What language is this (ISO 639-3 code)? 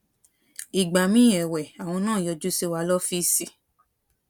yor